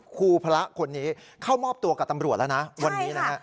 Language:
Thai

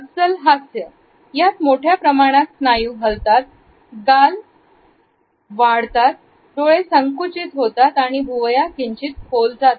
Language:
Marathi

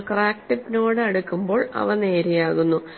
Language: Malayalam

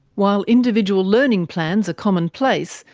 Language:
English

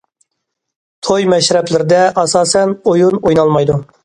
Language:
Uyghur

